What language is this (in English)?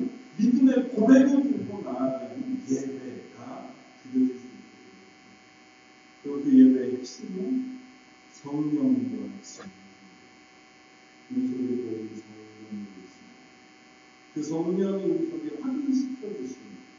Korean